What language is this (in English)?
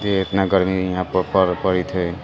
Maithili